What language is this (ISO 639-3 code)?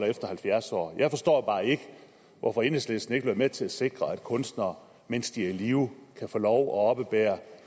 dan